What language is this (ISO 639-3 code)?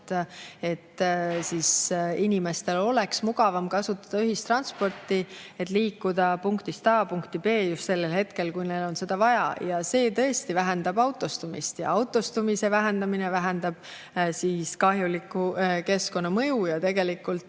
est